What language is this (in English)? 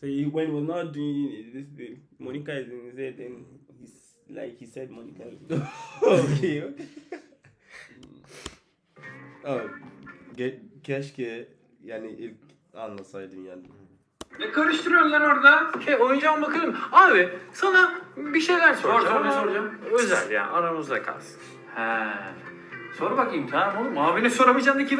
Turkish